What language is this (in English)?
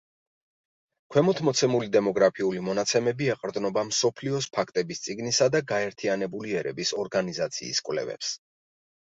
Georgian